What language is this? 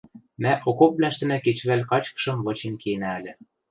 Western Mari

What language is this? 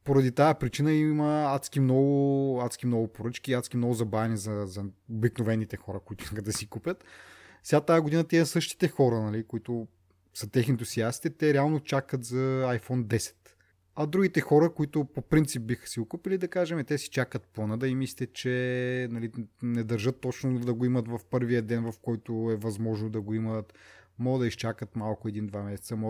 Bulgarian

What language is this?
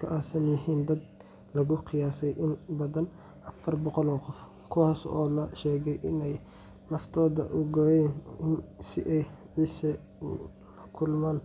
Somali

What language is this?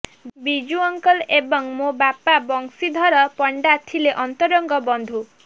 Odia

